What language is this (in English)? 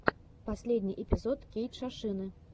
Russian